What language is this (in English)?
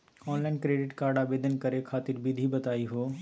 Magahi